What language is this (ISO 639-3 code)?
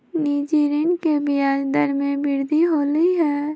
mag